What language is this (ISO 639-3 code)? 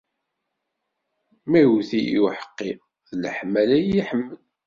kab